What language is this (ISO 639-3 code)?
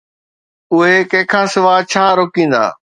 snd